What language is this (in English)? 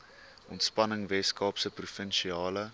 Afrikaans